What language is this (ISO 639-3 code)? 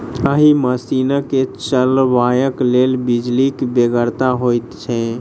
mai